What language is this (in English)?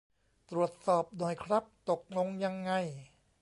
Thai